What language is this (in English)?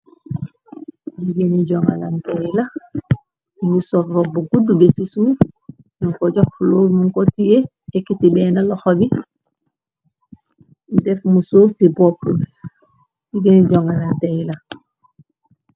Wolof